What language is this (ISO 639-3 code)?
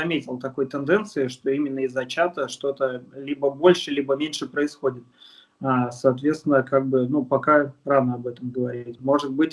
rus